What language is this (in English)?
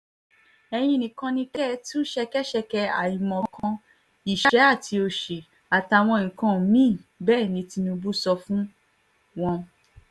Yoruba